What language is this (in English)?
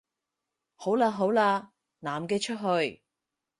Cantonese